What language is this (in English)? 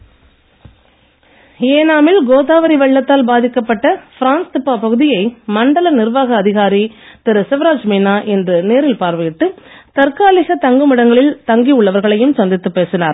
Tamil